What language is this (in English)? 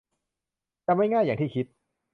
Thai